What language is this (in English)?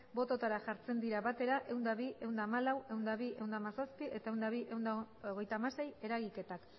Basque